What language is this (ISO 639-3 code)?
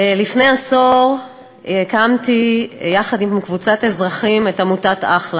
heb